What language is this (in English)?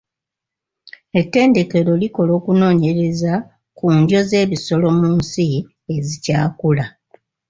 Ganda